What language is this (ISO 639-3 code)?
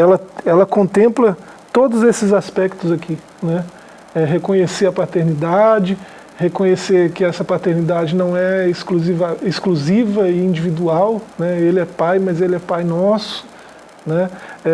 por